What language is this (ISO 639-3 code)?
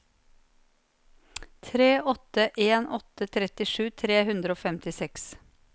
nor